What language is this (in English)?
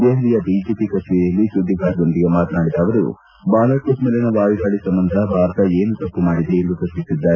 Kannada